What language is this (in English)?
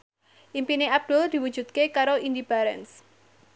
Javanese